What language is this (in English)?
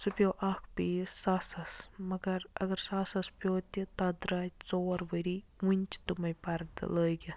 Kashmiri